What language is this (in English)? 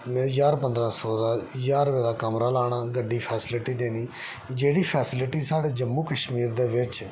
Dogri